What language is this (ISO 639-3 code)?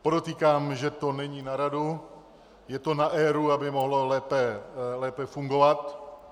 ces